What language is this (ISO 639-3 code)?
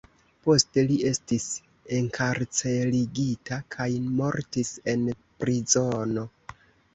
epo